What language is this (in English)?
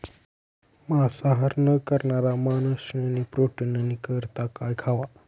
Marathi